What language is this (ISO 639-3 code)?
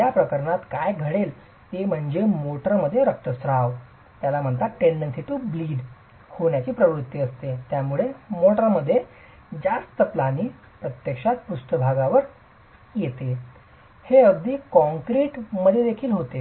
mar